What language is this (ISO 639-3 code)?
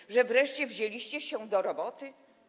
pol